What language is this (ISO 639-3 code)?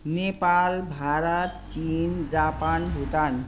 nep